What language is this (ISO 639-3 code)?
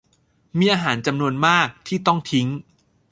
tha